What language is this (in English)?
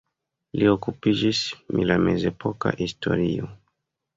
Esperanto